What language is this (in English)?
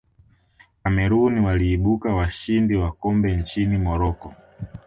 Swahili